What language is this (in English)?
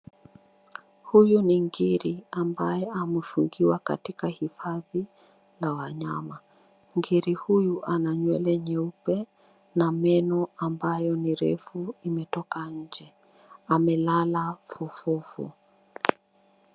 Swahili